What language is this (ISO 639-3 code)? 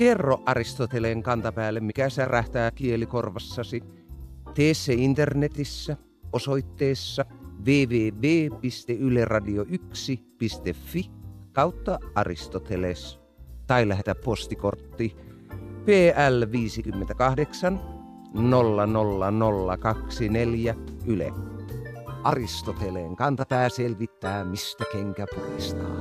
fin